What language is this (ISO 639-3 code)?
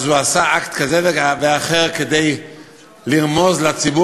heb